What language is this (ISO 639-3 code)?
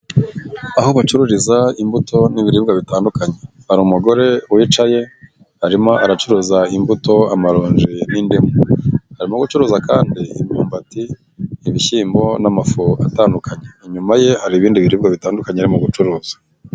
kin